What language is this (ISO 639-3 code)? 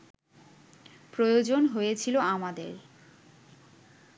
ben